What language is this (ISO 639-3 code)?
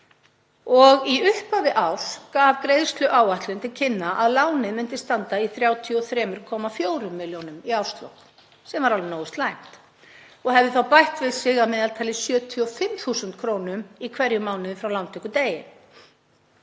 isl